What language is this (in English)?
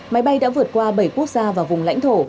Vietnamese